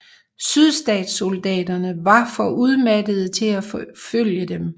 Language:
Danish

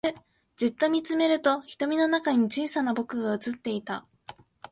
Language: Japanese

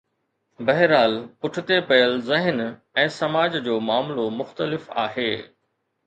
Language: Sindhi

